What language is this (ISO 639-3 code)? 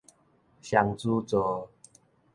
nan